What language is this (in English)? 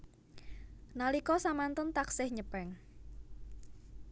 Javanese